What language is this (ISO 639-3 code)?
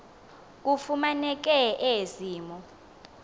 xho